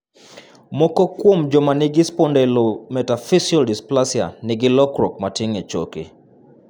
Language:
Luo (Kenya and Tanzania)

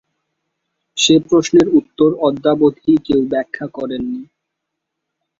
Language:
Bangla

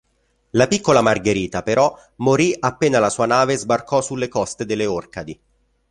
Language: Italian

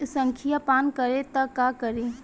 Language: Bhojpuri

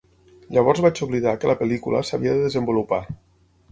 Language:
Catalan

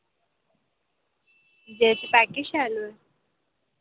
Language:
Dogri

